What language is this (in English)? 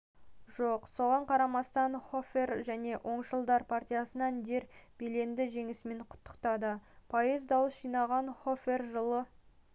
Kazakh